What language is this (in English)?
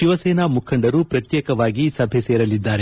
Kannada